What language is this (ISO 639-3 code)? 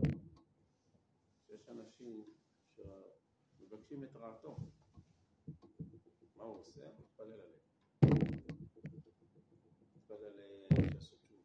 heb